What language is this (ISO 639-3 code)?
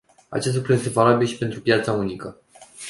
ron